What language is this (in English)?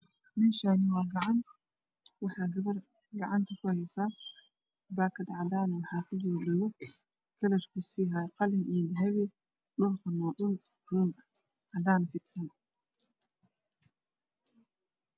Somali